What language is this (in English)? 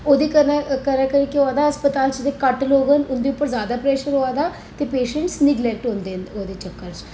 Dogri